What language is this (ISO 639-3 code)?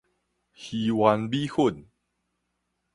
nan